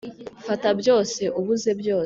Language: Kinyarwanda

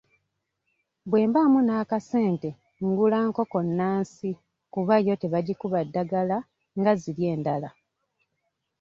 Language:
Ganda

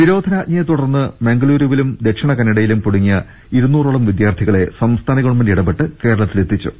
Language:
Malayalam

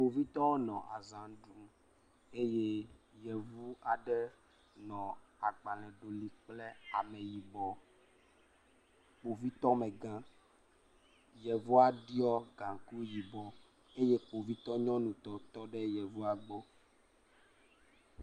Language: Ewe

